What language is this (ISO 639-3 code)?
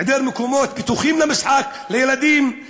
heb